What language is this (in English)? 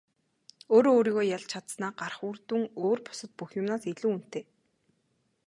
Mongolian